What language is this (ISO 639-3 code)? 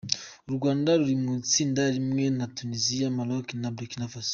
kin